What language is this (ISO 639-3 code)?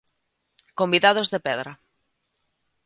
glg